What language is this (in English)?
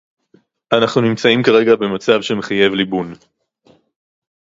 Hebrew